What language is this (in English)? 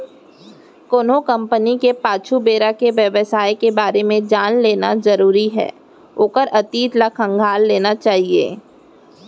Chhattisgarhi